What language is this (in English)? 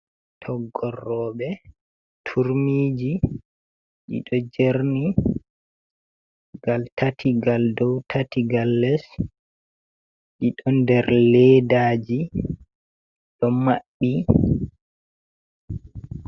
Fula